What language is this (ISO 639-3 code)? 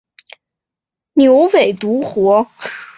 zho